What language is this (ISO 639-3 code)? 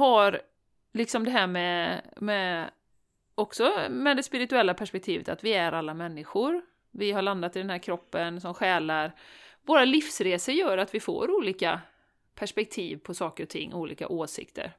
swe